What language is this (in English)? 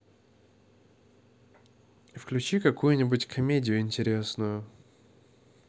Russian